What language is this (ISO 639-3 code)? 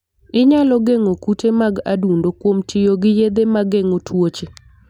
luo